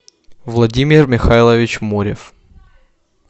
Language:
Russian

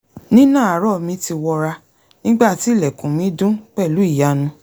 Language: Yoruba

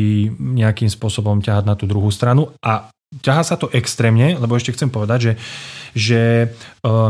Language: Slovak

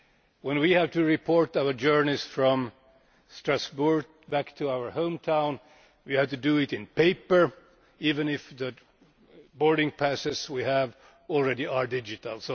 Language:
English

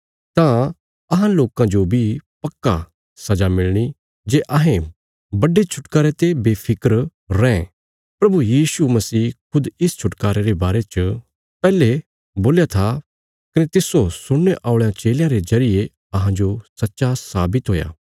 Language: Bilaspuri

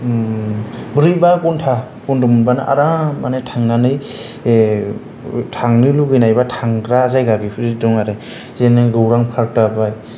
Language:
Bodo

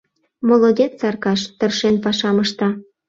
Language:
Mari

